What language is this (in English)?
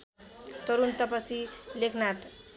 Nepali